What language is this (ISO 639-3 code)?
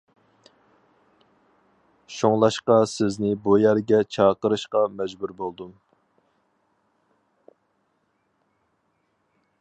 uig